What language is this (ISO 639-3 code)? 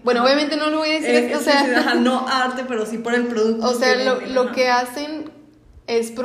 spa